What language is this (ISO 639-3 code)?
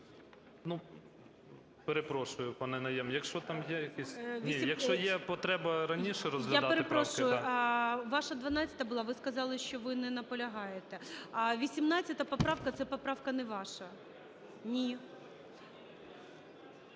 ukr